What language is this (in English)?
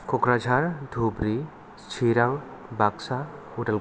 Bodo